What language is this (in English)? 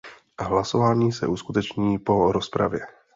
Czech